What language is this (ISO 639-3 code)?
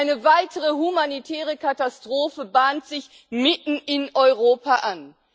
deu